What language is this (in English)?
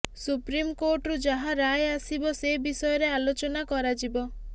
Odia